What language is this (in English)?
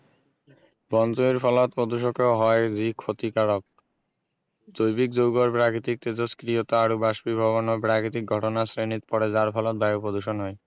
Assamese